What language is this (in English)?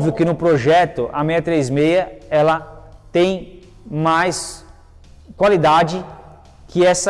Portuguese